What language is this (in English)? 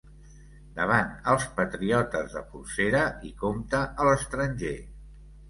Catalan